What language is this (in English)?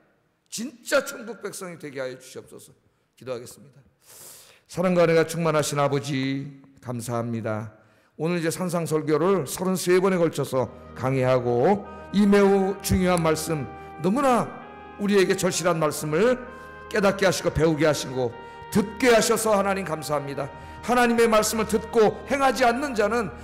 Korean